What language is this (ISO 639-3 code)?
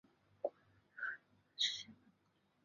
zho